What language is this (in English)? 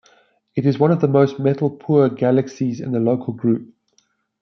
English